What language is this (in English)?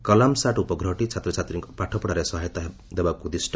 Odia